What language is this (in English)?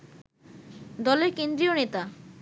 Bangla